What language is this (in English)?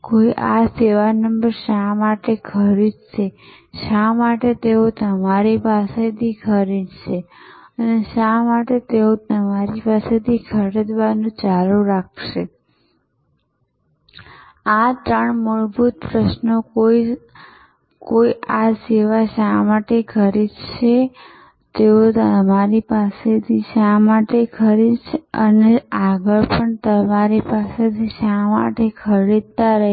Gujarati